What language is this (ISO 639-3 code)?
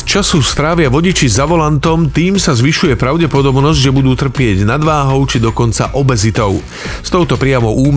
slk